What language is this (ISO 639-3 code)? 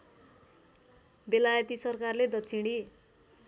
nep